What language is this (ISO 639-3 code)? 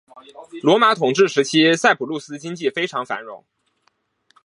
zho